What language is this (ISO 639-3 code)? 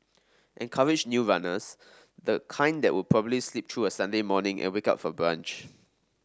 eng